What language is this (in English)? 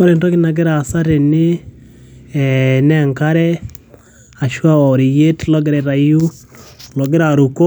Masai